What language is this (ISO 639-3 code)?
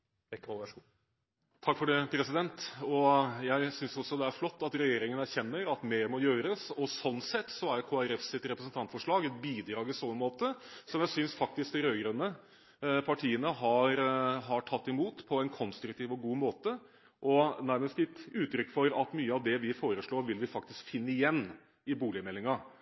nob